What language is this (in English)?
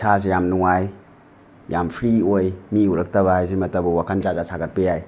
Manipuri